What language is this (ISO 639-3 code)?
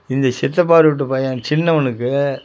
tam